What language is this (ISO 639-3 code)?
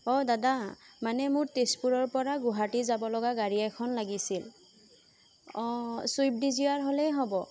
asm